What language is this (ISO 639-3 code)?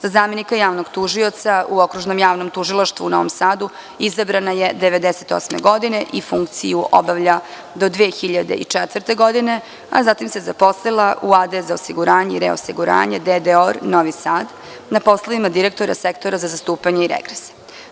srp